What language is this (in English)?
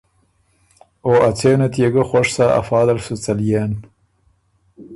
Ormuri